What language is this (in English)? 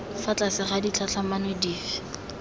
Tswana